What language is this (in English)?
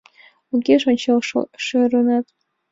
Mari